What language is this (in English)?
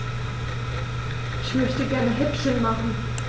German